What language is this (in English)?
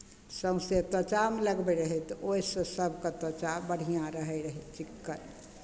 Maithili